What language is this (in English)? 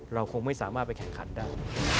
Thai